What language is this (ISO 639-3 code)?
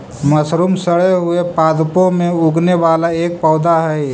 mag